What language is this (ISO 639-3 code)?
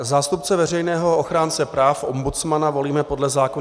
ces